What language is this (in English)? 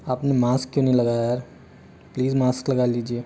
Hindi